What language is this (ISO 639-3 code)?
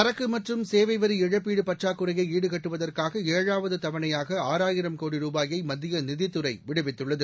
tam